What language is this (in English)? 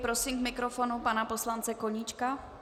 Czech